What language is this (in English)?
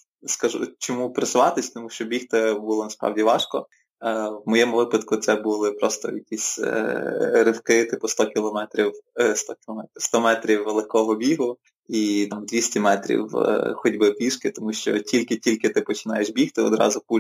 Ukrainian